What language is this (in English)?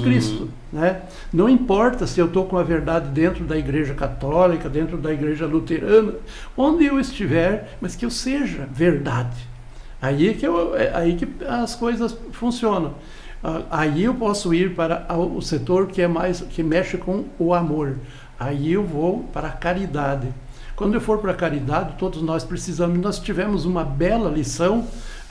Portuguese